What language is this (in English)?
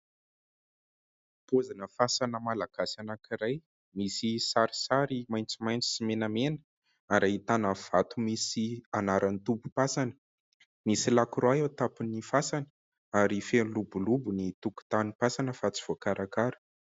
Malagasy